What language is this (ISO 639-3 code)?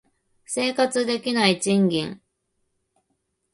jpn